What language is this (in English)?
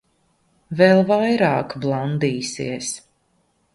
Latvian